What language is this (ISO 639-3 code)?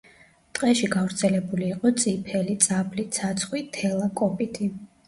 kat